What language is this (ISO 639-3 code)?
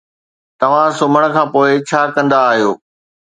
snd